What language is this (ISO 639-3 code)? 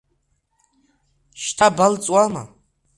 abk